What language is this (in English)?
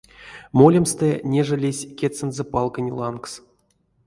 Erzya